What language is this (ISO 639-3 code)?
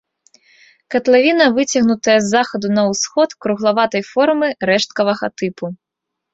bel